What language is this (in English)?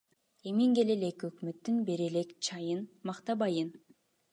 Kyrgyz